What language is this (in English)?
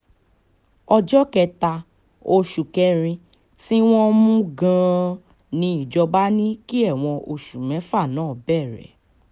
Yoruba